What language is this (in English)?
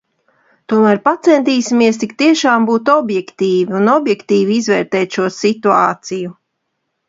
Latvian